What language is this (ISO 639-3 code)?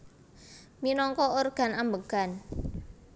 jav